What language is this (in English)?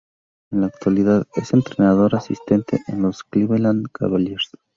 Spanish